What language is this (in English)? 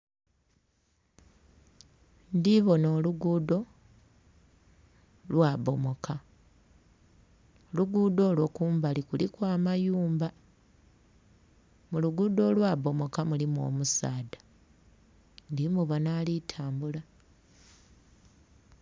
Soga